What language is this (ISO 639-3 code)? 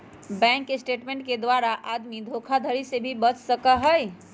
mag